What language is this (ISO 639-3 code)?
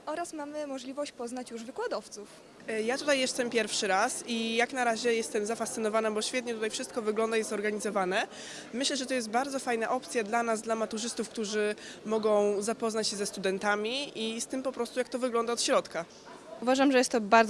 pol